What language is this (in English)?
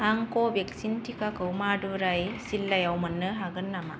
Bodo